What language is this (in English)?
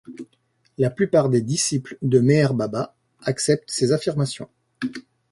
French